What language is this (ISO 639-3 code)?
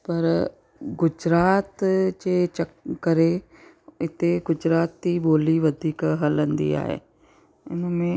snd